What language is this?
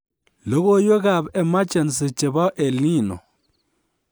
Kalenjin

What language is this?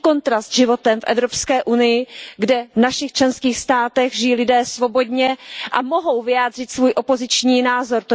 Czech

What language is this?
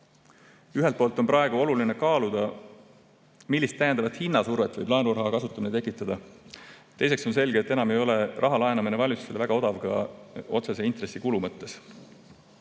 Estonian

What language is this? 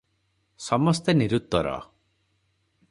Odia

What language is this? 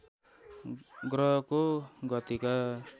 Nepali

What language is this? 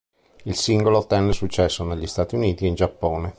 Italian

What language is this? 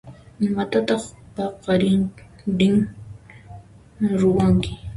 Puno Quechua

